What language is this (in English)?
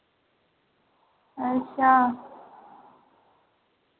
Dogri